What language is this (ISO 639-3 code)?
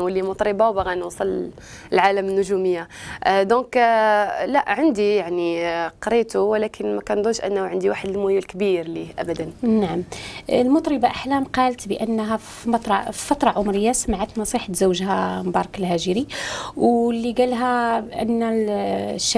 ara